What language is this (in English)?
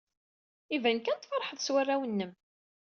Kabyle